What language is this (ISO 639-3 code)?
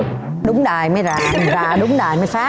vie